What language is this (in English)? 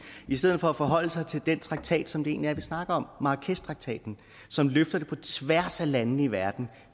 Danish